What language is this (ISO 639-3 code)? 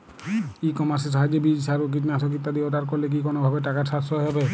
ben